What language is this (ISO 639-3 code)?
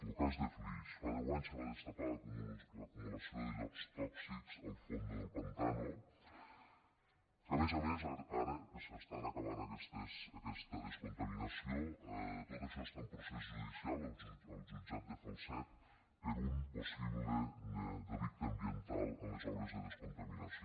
cat